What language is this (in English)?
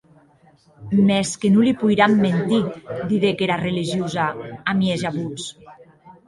Occitan